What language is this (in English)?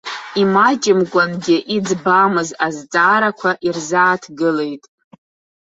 Abkhazian